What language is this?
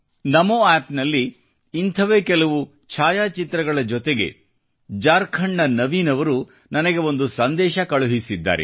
Kannada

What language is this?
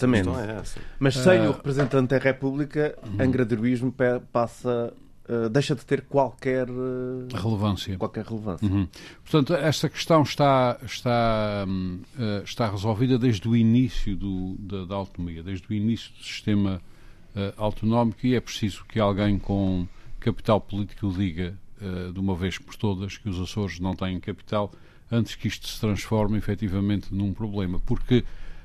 Portuguese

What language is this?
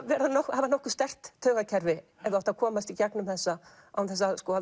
Icelandic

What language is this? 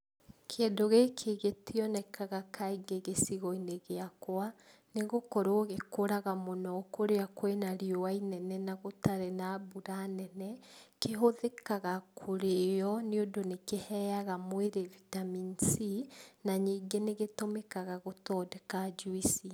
Kikuyu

